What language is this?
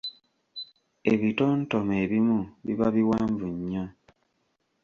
Ganda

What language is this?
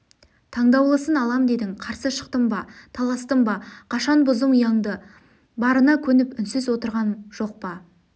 Kazakh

